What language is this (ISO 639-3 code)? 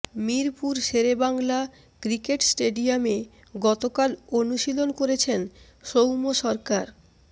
ben